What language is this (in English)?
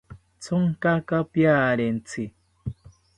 South Ucayali Ashéninka